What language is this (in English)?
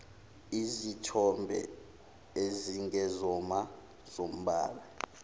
Zulu